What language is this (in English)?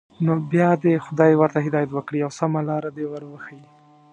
Pashto